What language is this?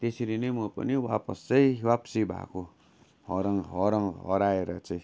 Nepali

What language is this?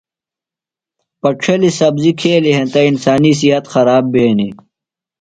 Phalura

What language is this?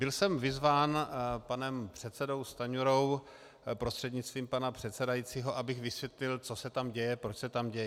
Czech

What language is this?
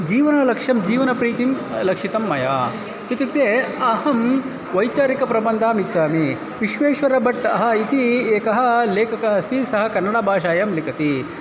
Sanskrit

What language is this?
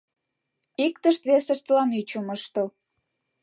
Mari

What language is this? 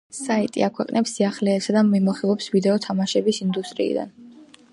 Georgian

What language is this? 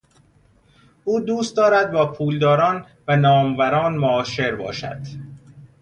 Persian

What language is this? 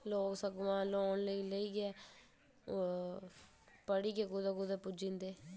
Dogri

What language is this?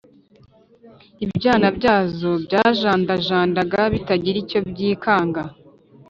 Kinyarwanda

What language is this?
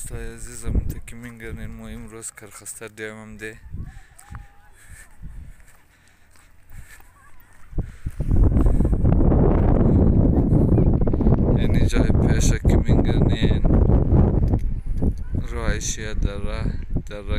Romanian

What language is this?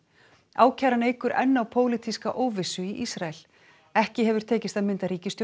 Icelandic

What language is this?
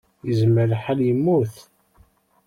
Kabyle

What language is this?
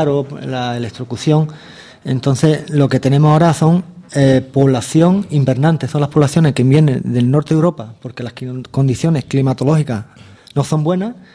Spanish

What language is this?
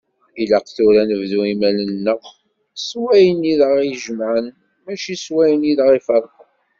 Kabyle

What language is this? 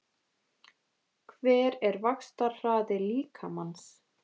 Icelandic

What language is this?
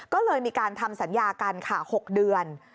Thai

